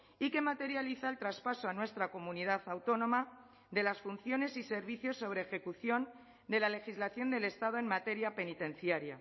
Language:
Spanish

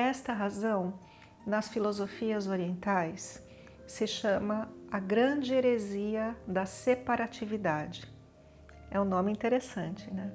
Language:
Portuguese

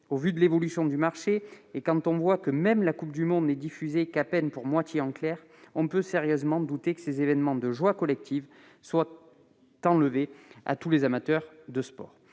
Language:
French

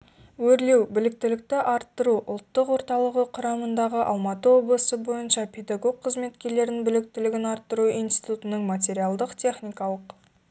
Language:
Kazakh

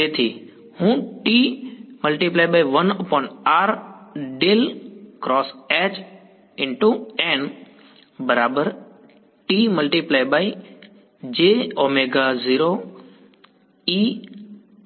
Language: Gujarati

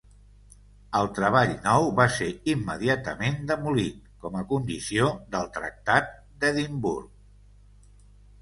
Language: Catalan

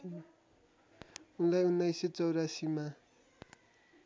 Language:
Nepali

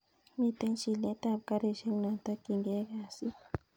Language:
Kalenjin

